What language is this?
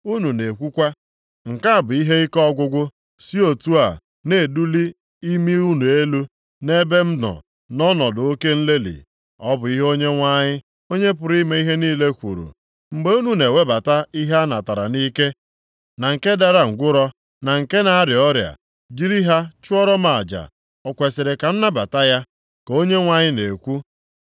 Igbo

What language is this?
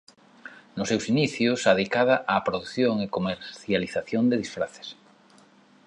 Galician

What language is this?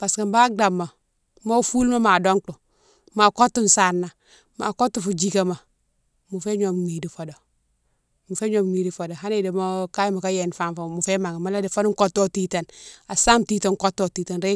Mansoanka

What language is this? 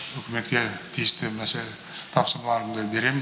Kazakh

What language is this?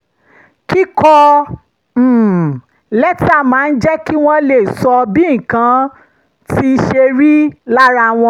Yoruba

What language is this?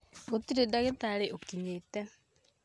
Kikuyu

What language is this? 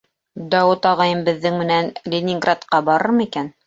Bashkir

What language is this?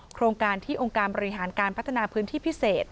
Thai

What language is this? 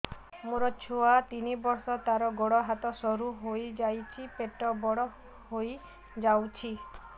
Odia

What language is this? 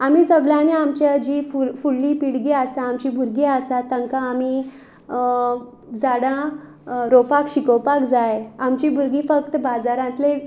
Konkani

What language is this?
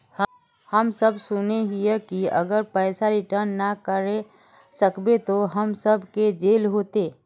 Magahi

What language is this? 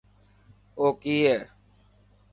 Dhatki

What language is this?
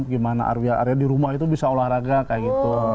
Indonesian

